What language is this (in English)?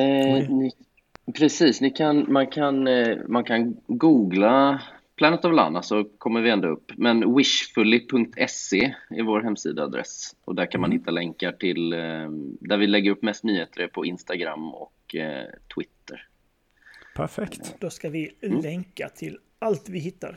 Swedish